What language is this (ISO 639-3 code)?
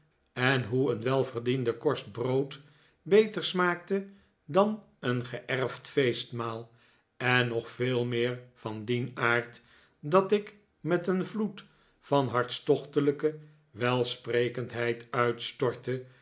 nld